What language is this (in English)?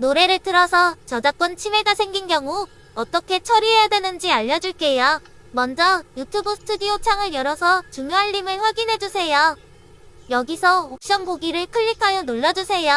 Korean